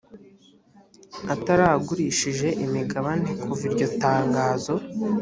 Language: Kinyarwanda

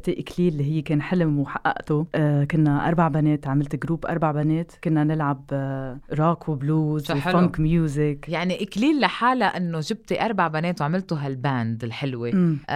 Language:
Arabic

